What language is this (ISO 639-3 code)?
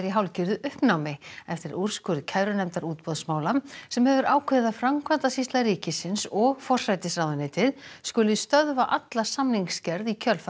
isl